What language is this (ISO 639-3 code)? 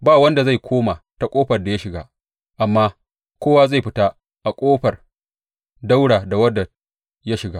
hau